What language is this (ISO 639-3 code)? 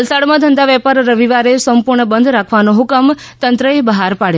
guj